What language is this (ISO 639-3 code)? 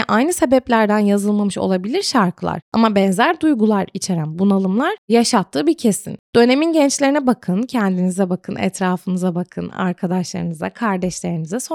tur